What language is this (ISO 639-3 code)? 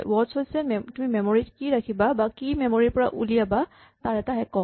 asm